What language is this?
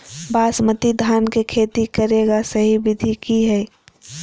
Magahi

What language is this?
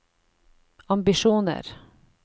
Norwegian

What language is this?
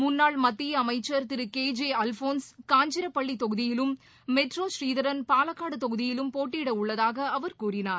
Tamil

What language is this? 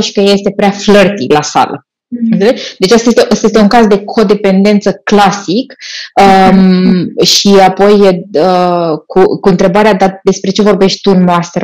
Romanian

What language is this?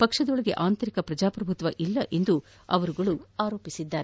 Kannada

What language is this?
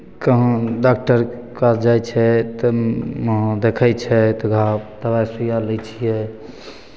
Maithili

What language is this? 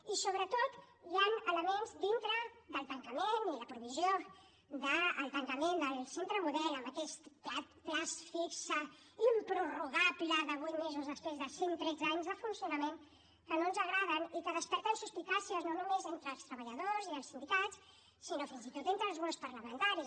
Catalan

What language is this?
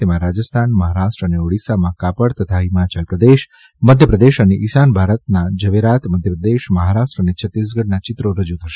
Gujarati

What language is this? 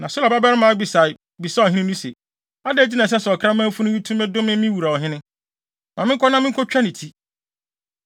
Akan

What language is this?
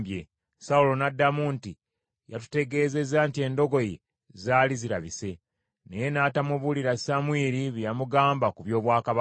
Ganda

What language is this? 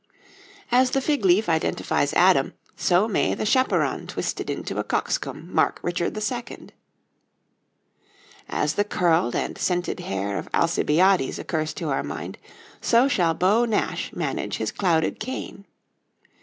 English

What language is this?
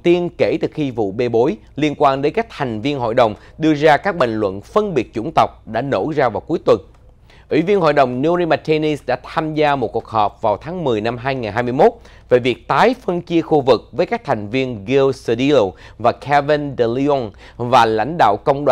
Vietnamese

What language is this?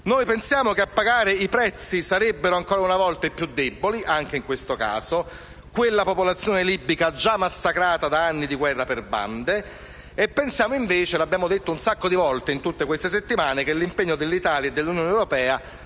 Italian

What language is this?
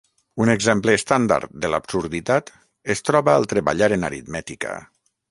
Catalan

